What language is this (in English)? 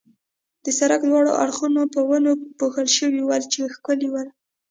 Pashto